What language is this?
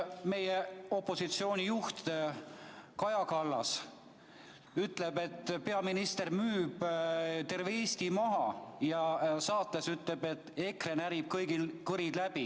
Estonian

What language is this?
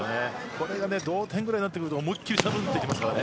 Japanese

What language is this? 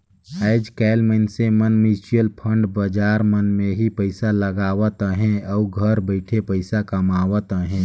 Chhattisgarhi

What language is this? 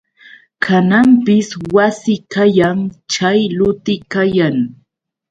Yauyos Quechua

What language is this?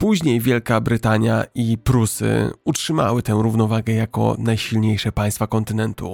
Polish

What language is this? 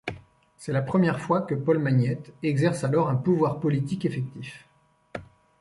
French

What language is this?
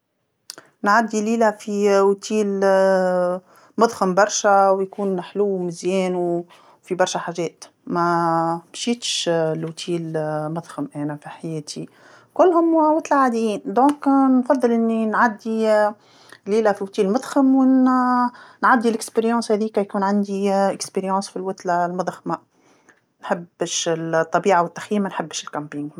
Tunisian Arabic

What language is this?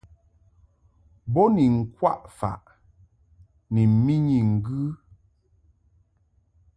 Mungaka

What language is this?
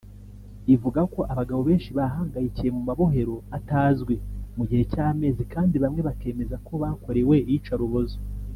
Kinyarwanda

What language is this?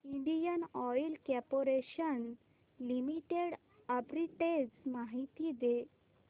Marathi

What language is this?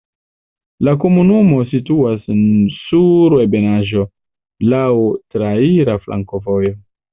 Esperanto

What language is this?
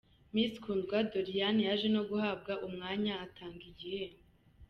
Kinyarwanda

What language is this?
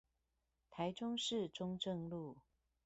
Chinese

